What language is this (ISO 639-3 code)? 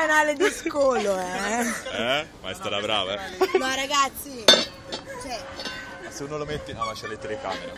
ita